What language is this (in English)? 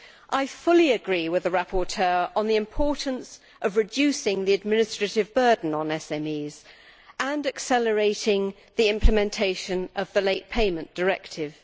English